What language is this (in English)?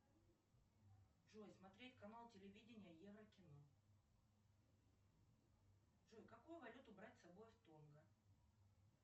Russian